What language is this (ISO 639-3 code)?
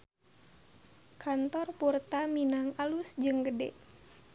sun